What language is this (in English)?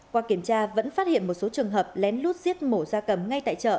Vietnamese